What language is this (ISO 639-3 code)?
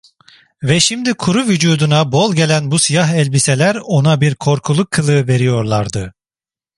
tur